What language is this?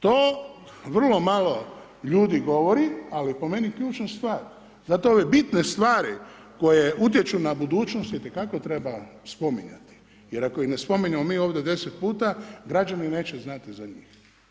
Croatian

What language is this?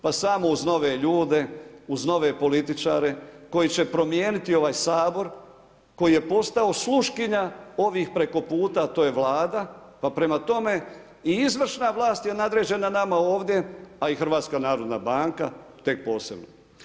Croatian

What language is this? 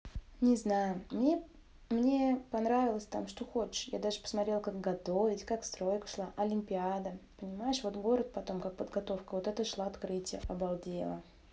Russian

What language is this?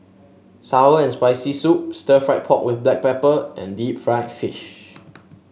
English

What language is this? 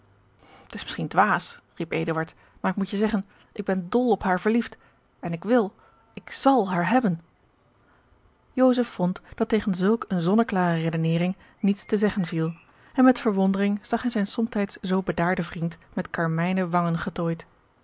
Dutch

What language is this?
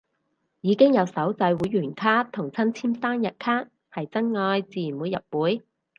Cantonese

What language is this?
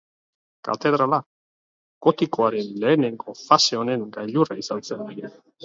Basque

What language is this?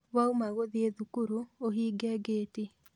Kikuyu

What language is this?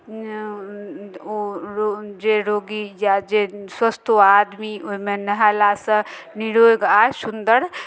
Maithili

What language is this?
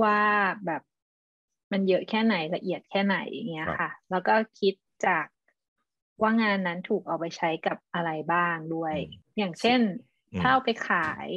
Thai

